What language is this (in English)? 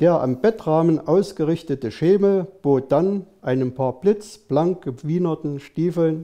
German